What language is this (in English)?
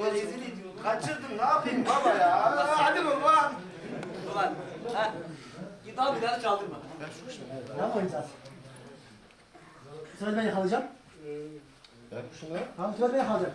Turkish